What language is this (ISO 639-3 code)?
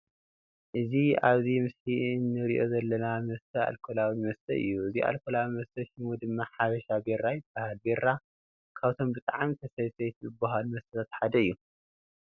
tir